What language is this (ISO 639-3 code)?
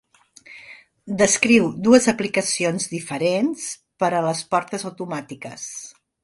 cat